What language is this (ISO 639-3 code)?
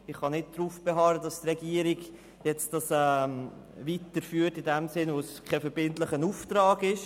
gsw